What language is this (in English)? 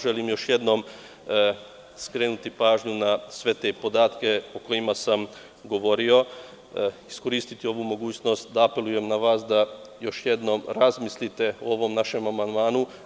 Serbian